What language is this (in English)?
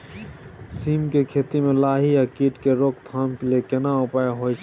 Maithili